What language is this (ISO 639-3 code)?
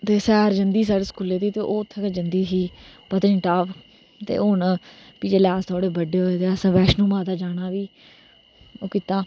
doi